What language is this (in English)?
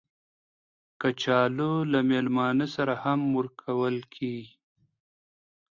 Pashto